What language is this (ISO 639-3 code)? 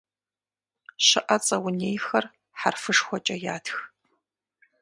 kbd